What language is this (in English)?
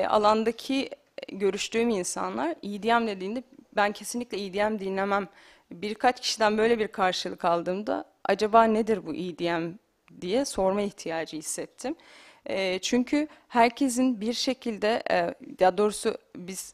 Turkish